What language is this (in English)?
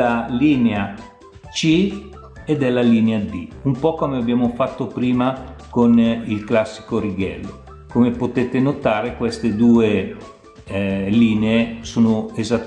Italian